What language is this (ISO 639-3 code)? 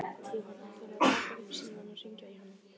isl